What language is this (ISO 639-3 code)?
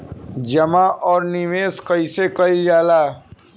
bho